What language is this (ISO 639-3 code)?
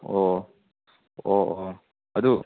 mni